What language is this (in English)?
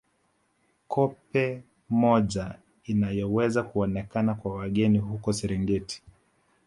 Swahili